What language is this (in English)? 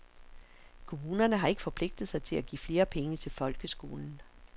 Danish